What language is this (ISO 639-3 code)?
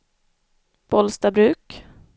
swe